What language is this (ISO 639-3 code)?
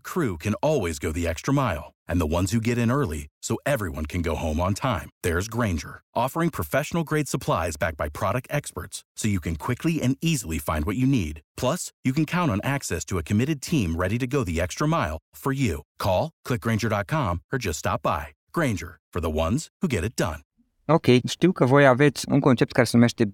ron